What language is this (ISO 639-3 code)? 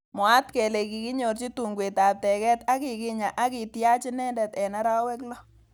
kln